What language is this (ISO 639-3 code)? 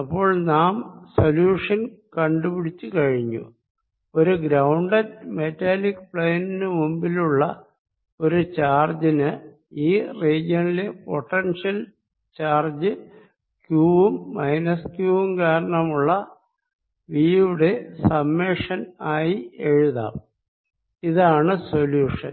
mal